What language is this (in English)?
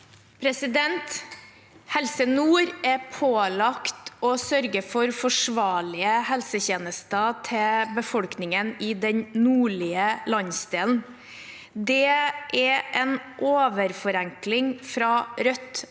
Norwegian